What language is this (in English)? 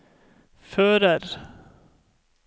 Norwegian